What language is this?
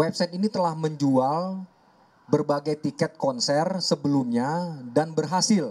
Indonesian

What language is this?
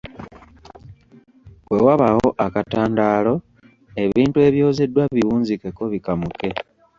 Ganda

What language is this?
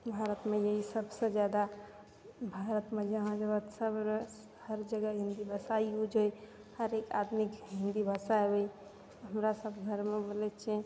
Maithili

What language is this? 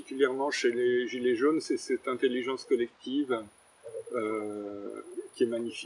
French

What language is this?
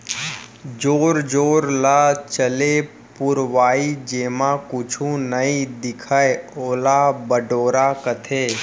Chhattisgarhi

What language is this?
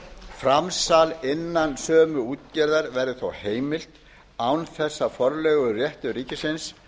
Icelandic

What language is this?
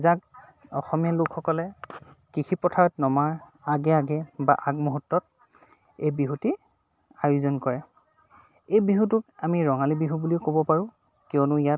Assamese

